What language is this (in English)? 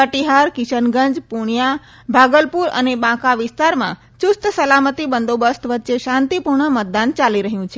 Gujarati